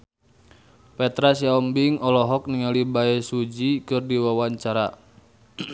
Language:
Sundanese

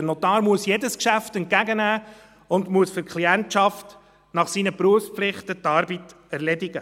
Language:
Swiss German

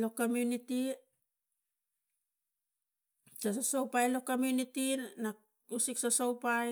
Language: Tigak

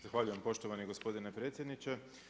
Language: Croatian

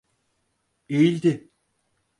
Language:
Turkish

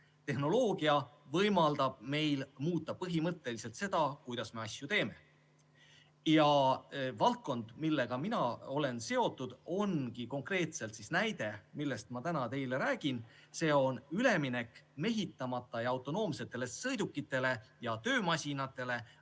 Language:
Estonian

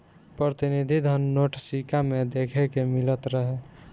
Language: Bhojpuri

